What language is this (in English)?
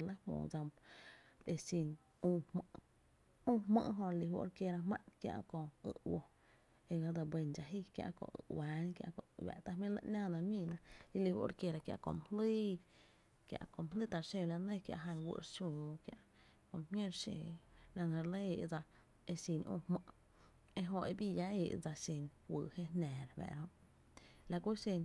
Tepinapa Chinantec